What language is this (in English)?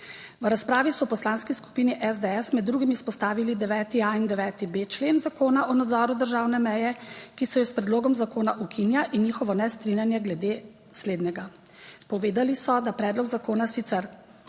Slovenian